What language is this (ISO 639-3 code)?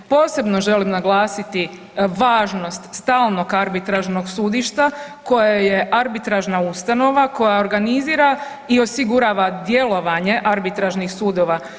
hrv